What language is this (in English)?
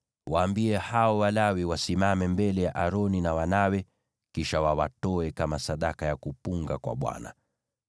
Swahili